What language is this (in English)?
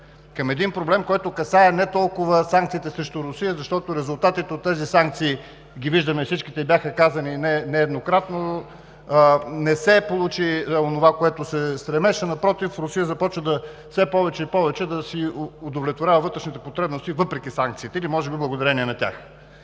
Bulgarian